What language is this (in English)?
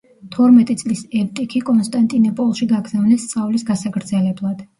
Georgian